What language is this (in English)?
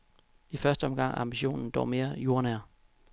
Danish